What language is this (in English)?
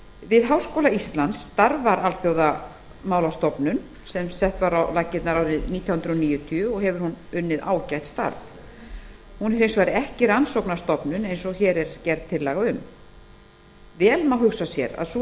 Icelandic